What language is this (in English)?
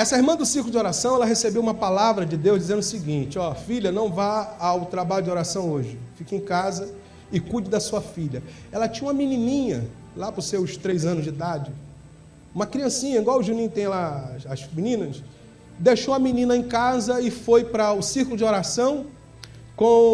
Portuguese